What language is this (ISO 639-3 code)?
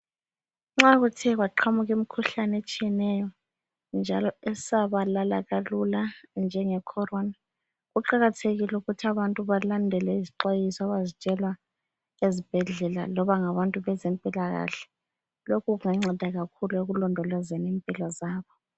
nde